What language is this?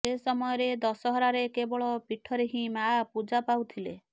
Odia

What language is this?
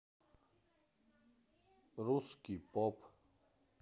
Russian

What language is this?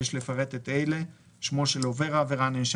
Hebrew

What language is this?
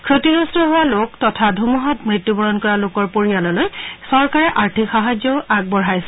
Assamese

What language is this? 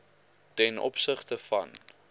Afrikaans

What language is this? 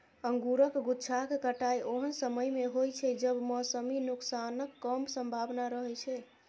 Maithili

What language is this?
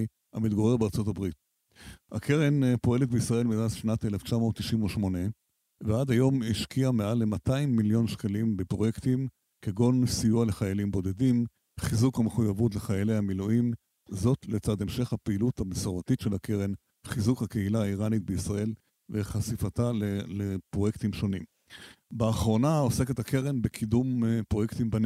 Hebrew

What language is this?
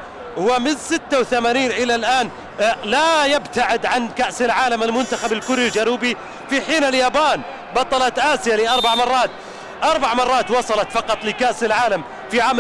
Arabic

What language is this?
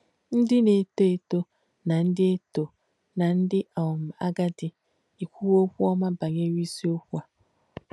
Igbo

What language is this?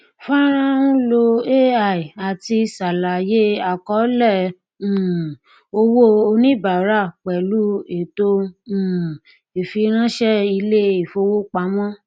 Yoruba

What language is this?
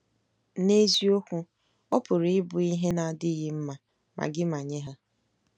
Igbo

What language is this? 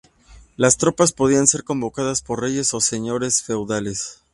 Spanish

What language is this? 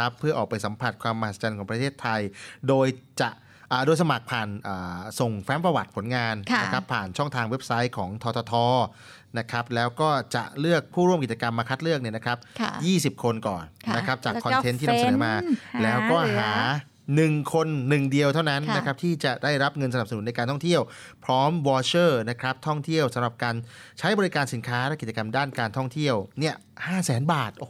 Thai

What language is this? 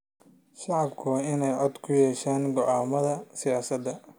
Somali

